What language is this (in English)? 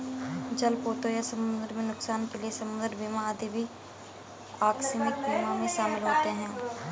Hindi